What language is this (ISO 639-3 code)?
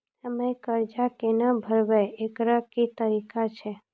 mai